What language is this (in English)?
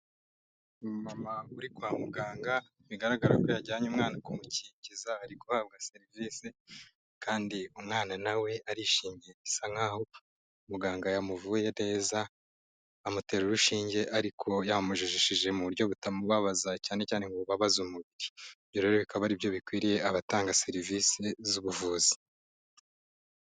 Kinyarwanda